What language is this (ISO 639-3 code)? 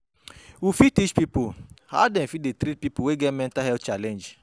pcm